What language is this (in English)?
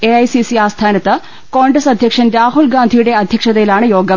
Malayalam